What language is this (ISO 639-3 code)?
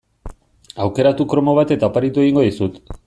eus